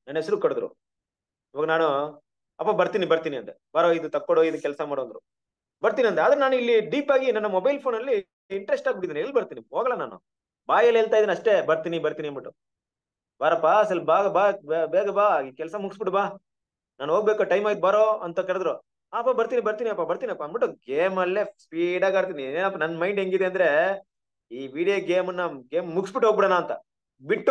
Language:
Kannada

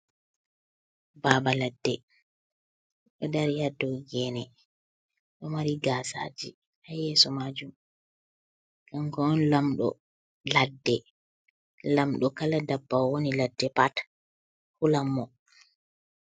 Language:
Fula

